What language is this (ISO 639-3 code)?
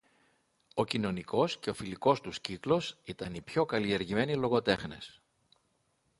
ell